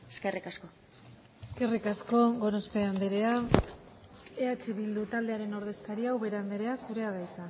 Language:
Basque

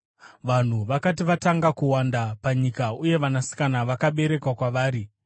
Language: Shona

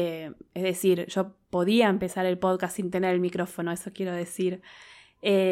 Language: Spanish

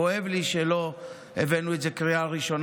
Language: Hebrew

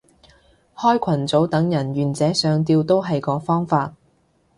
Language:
Cantonese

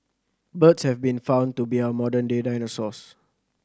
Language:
English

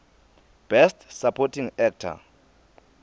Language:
Swati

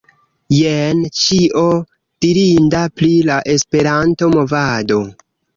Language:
Esperanto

